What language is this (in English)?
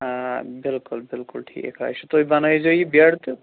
Kashmiri